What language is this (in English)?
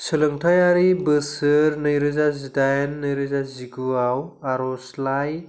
Bodo